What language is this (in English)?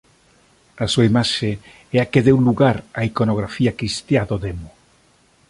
Galician